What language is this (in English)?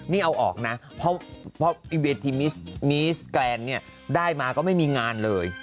Thai